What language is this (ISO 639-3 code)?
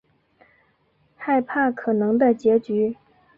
zho